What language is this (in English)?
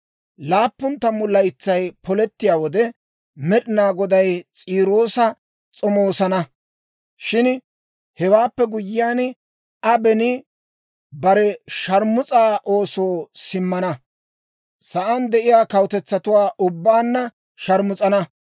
Dawro